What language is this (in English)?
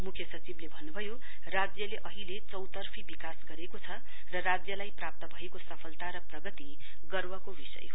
Nepali